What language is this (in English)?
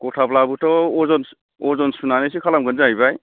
Bodo